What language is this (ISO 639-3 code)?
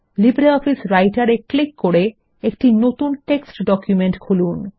ben